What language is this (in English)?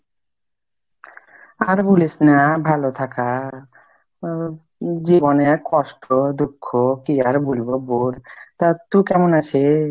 Bangla